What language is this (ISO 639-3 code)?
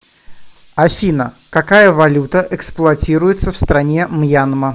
rus